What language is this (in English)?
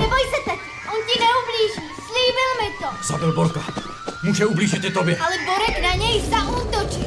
Czech